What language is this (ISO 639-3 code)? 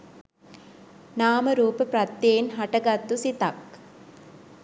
sin